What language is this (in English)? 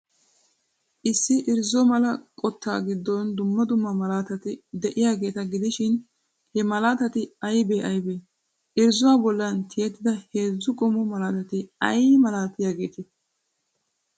Wolaytta